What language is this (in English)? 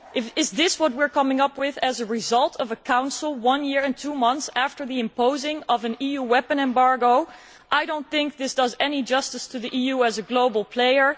English